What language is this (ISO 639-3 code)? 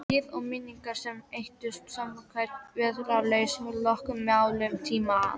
isl